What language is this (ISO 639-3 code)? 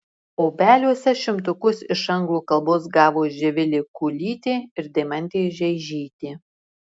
lit